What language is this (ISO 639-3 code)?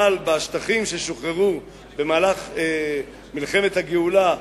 heb